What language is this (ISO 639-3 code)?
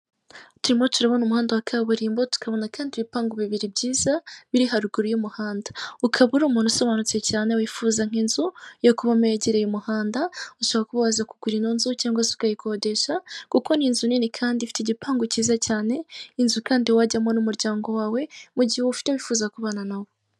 kin